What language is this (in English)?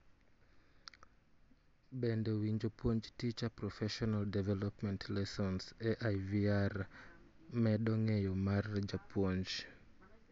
Luo (Kenya and Tanzania)